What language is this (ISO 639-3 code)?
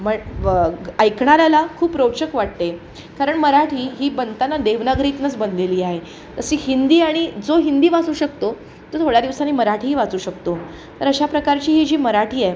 mar